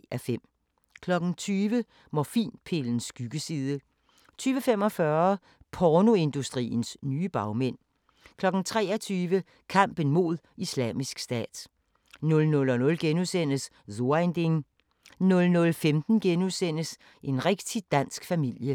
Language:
Danish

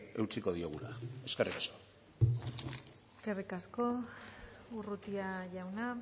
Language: Basque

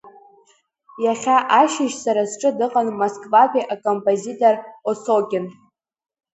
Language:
Abkhazian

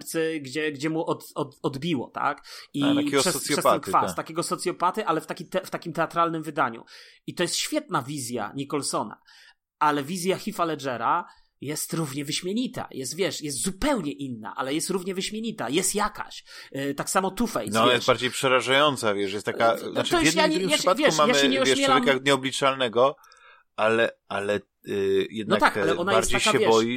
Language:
Polish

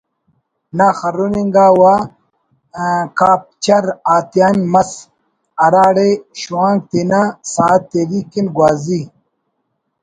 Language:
Brahui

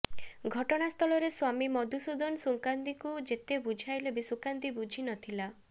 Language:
Odia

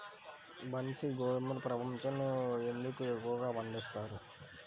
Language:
Telugu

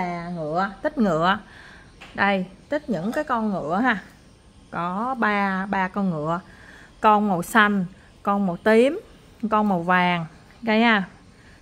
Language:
Vietnamese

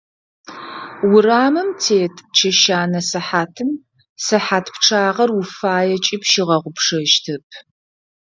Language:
Adyghe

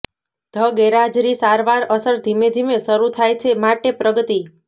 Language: Gujarati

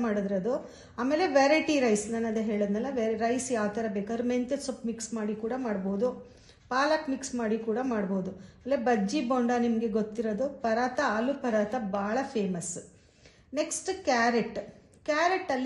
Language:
Kannada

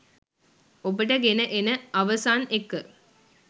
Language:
Sinhala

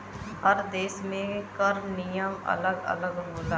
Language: Bhojpuri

